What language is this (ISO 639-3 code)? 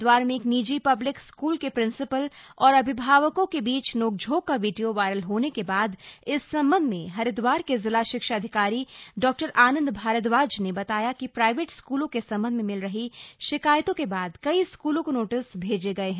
hin